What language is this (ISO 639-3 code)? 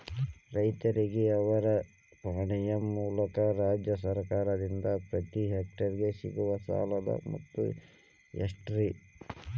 kan